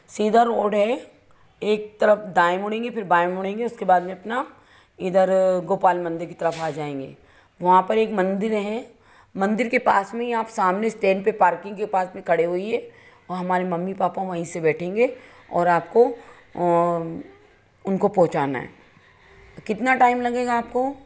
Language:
Hindi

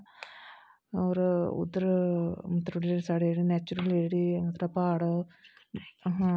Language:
Dogri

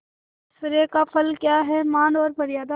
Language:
Hindi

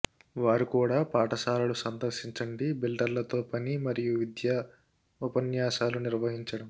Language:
Telugu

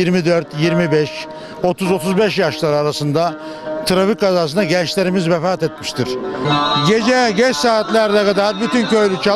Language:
Turkish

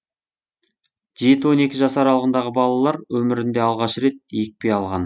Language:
Kazakh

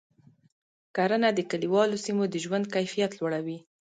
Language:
Pashto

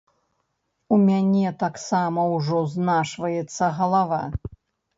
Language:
Belarusian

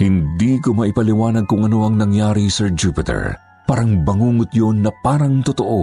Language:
Filipino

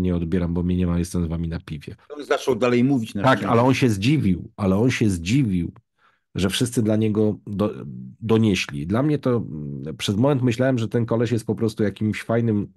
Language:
Polish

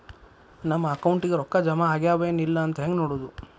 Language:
Kannada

